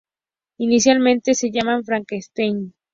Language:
Spanish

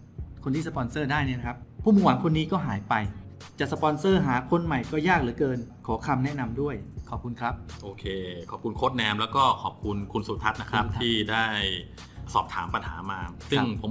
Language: Thai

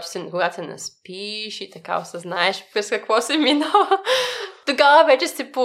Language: Bulgarian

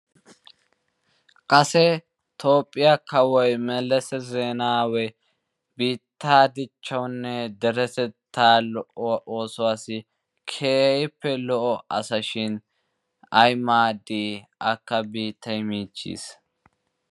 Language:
Wolaytta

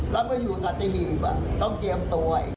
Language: Thai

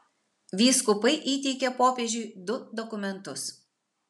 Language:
Lithuanian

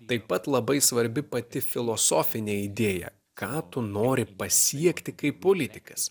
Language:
Lithuanian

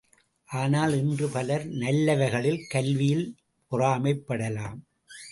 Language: Tamil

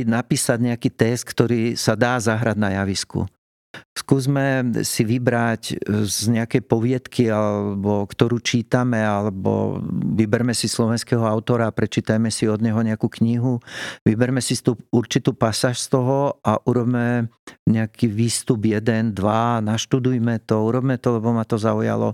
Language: Slovak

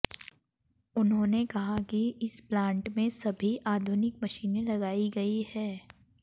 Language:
Hindi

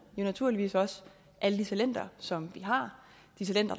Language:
Danish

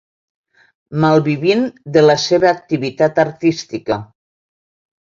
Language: Catalan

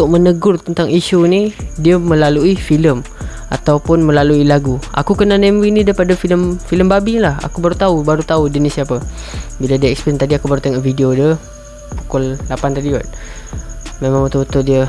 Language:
Malay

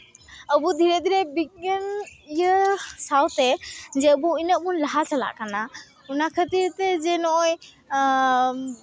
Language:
Santali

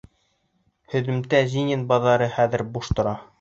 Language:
Bashkir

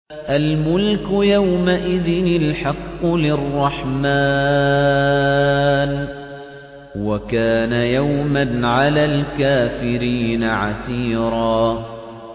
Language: Arabic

